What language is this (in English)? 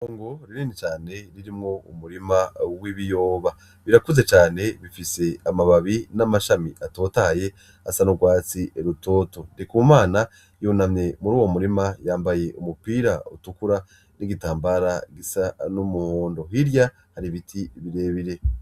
Rundi